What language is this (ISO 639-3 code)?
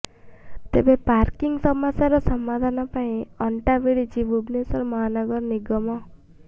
ori